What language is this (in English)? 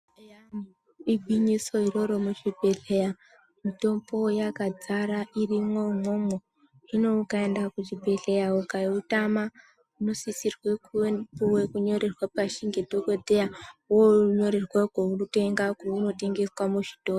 Ndau